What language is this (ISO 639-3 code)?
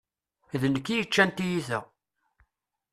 kab